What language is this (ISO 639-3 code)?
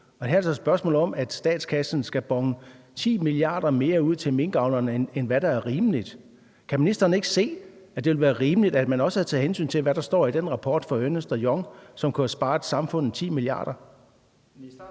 dan